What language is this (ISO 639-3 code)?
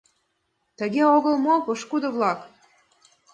chm